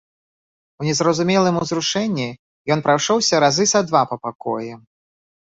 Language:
Belarusian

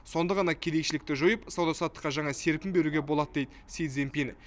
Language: Kazakh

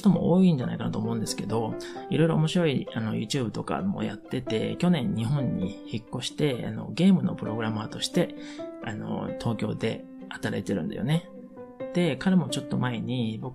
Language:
Japanese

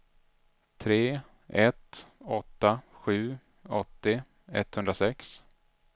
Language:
Swedish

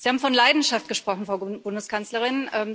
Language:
German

